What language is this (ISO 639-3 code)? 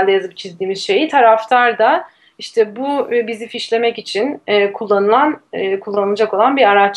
tur